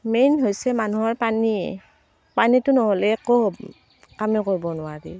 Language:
Assamese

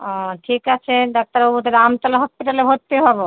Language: Bangla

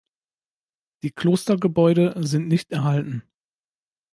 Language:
German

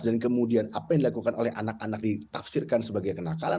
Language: Indonesian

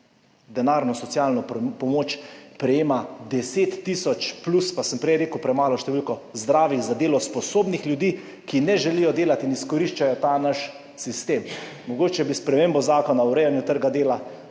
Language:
Slovenian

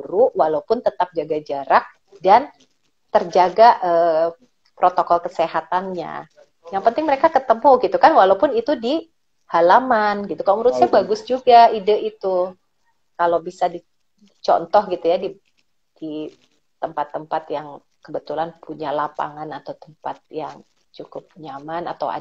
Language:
Indonesian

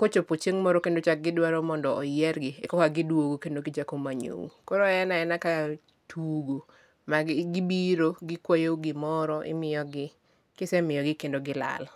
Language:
Luo (Kenya and Tanzania)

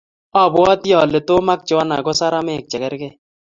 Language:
Kalenjin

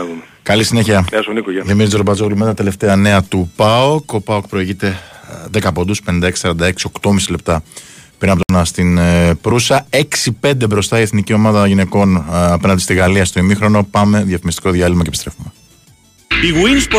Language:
Greek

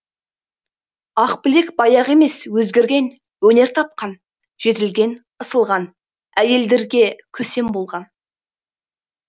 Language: Kazakh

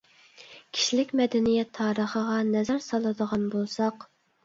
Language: Uyghur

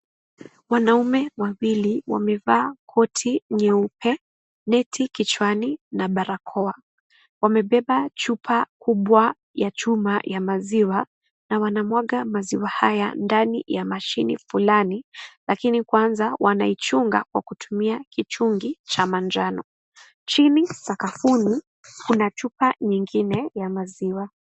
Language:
Swahili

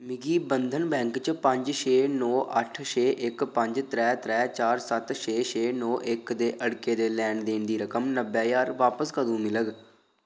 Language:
Dogri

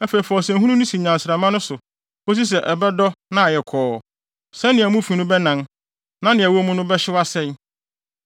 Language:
Akan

